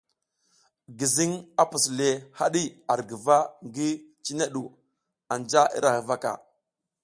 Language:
South Giziga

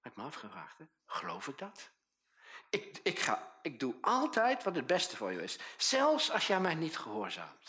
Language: Dutch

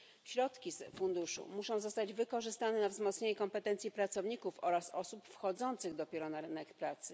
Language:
Polish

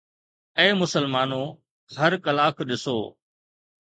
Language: Sindhi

